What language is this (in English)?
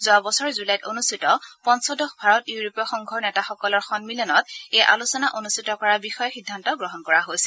Assamese